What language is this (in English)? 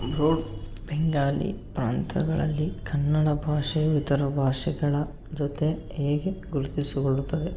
Kannada